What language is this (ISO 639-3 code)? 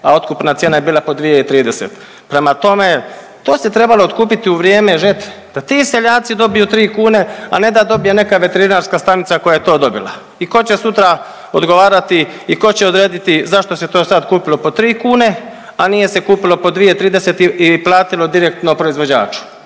hrv